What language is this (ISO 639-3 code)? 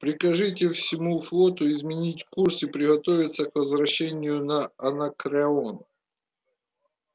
rus